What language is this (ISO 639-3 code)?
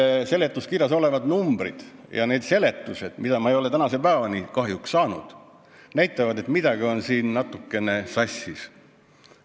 est